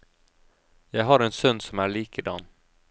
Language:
Norwegian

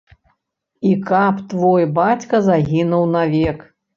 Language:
Belarusian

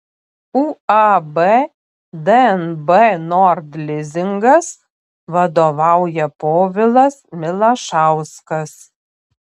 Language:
Lithuanian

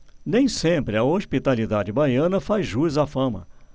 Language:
Portuguese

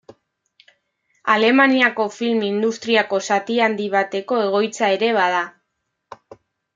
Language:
Basque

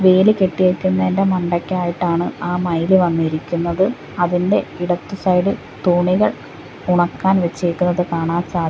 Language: Malayalam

